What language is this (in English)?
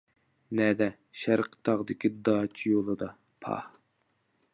Uyghur